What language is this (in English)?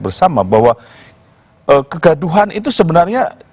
Indonesian